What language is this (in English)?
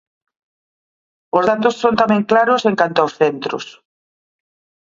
Galician